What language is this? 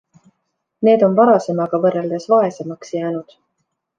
Estonian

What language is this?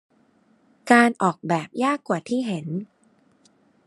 Thai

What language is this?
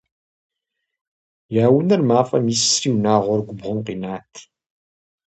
Kabardian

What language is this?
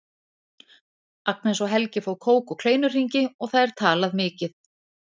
Icelandic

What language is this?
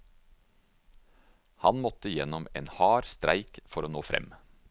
Norwegian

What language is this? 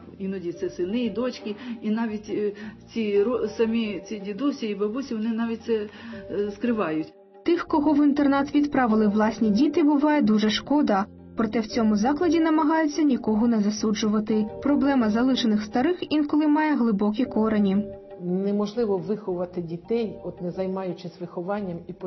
Ukrainian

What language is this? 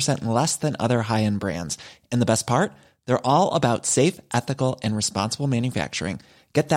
Swedish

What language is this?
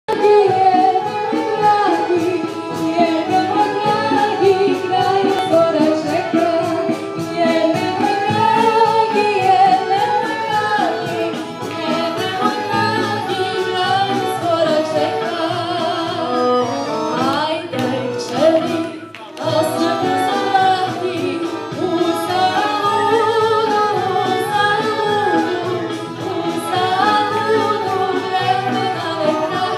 Romanian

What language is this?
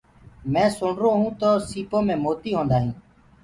Gurgula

